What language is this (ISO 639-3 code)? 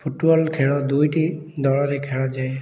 ori